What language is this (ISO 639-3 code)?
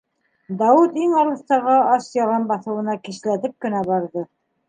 bak